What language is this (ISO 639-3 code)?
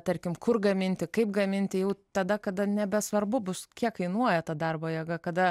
lit